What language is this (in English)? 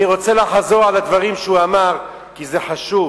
Hebrew